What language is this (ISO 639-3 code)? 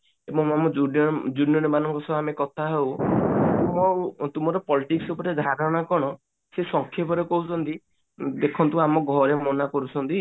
ori